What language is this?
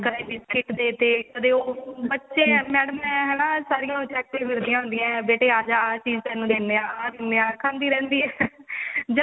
Punjabi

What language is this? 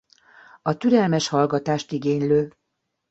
Hungarian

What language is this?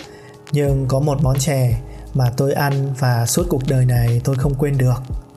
Vietnamese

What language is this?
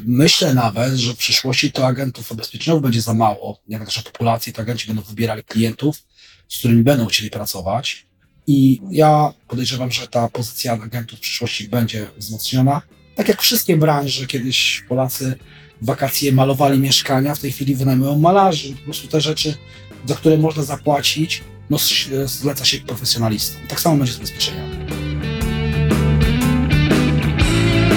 Polish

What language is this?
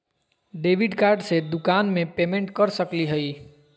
Magahi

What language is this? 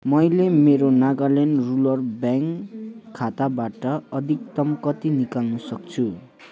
Nepali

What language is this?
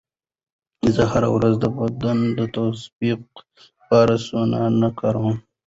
Pashto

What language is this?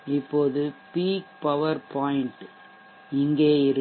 Tamil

